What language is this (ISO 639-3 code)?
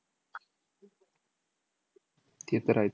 mar